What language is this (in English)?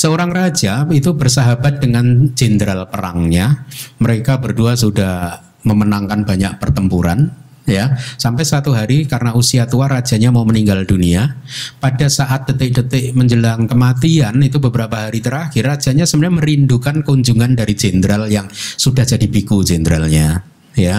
Indonesian